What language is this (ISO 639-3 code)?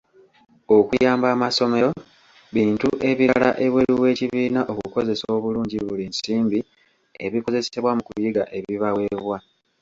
lug